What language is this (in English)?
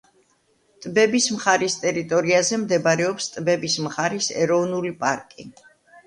Georgian